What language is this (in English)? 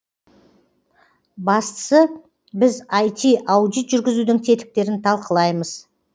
Kazakh